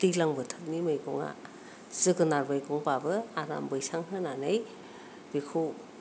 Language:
Bodo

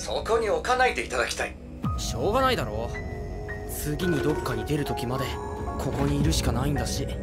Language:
Japanese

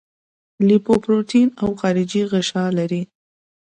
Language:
Pashto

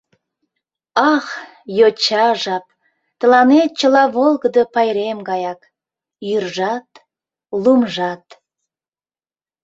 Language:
Mari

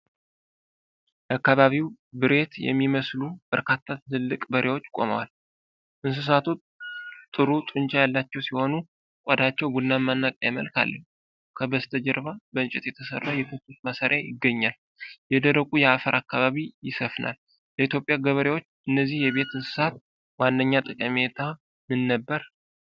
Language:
Amharic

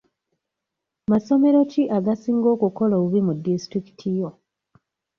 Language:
Ganda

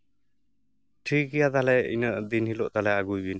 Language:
Santali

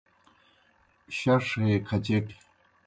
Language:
Kohistani Shina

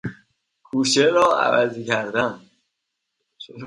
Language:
Persian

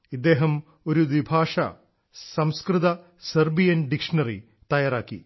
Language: Malayalam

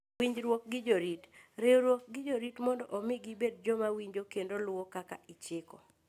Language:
Luo (Kenya and Tanzania)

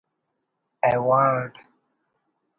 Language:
Brahui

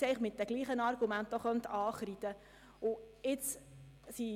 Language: Swiss German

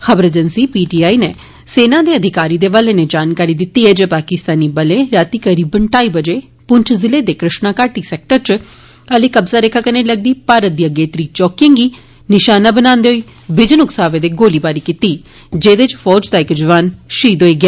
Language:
Dogri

